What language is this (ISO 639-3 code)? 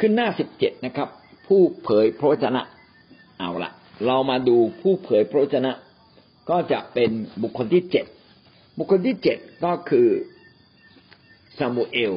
tha